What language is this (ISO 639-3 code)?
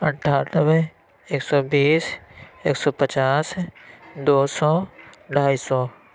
urd